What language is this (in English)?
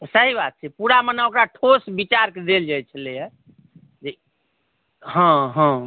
Maithili